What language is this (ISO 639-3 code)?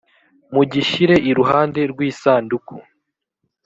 kin